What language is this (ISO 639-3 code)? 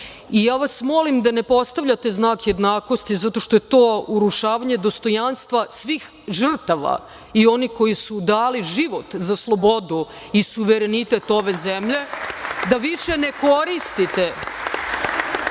srp